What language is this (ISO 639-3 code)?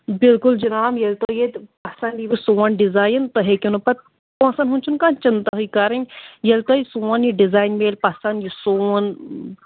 kas